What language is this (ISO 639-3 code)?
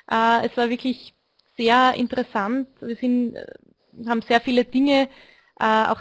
deu